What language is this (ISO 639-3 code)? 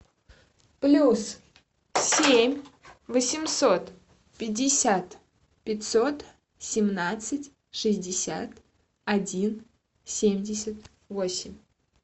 rus